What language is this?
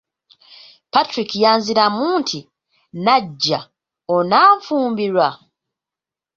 Ganda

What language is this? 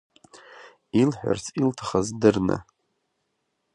Abkhazian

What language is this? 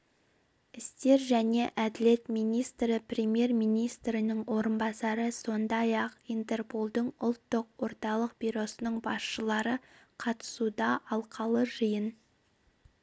Kazakh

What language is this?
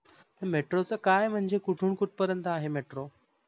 Marathi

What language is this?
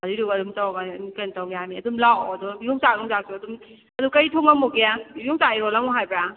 Manipuri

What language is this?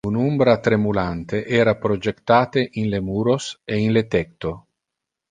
Interlingua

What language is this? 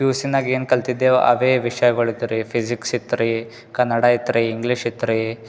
Kannada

